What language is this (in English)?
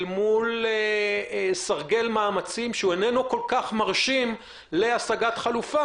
Hebrew